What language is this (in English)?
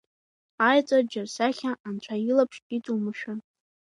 Abkhazian